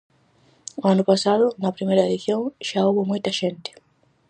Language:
Galician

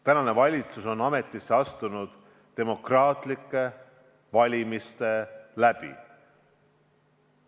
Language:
Estonian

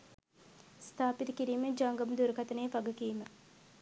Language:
Sinhala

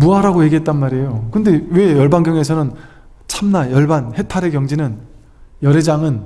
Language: Korean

